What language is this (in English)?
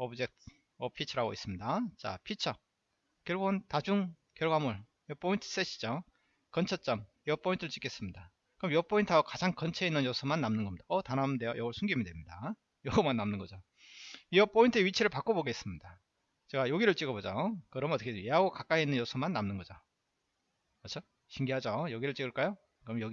Korean